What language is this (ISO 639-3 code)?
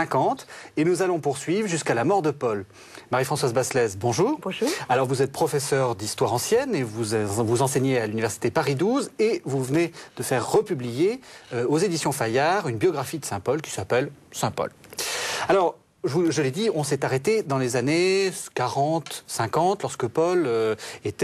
fra